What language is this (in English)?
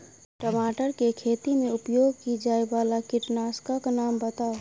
Maithili